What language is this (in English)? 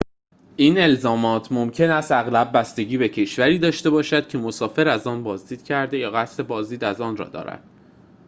Persian